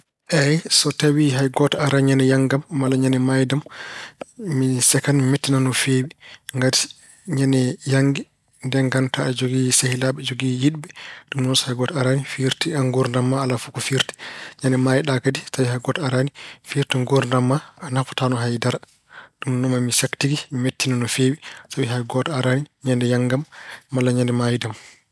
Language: Fula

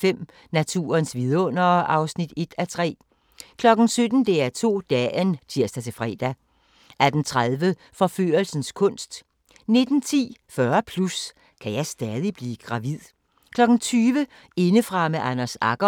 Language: Danish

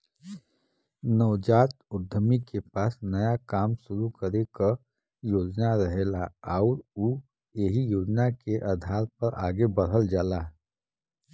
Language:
Bhojpuri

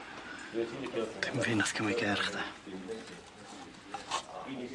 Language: Welsh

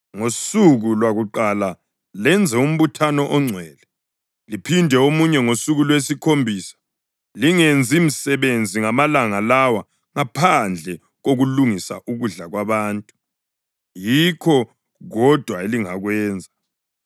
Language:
North Ndebele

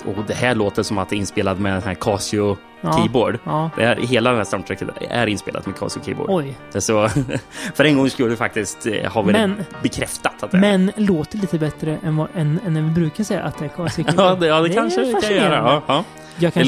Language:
Swedish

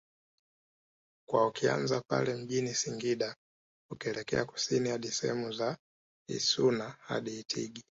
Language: Swahili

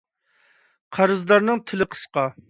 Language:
Uyghur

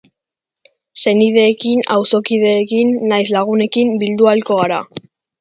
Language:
Basque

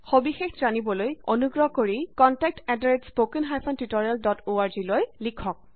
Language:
Assamese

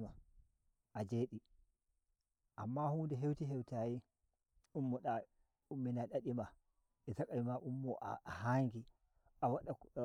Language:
Nigerian Fulfulde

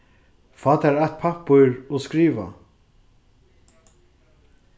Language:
Faroese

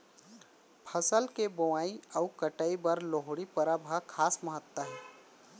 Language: Chhattisgarhi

